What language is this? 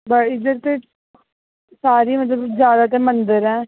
Dogri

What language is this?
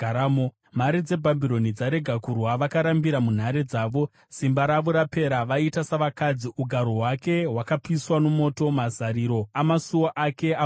Shona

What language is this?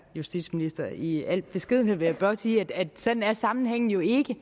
Danish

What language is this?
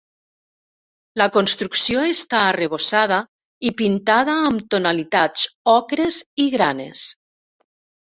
Catalan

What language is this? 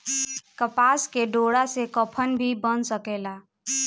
Bhojpuri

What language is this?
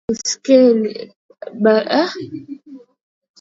Swahili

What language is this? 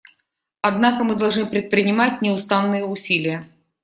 Russian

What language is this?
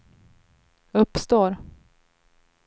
Swedish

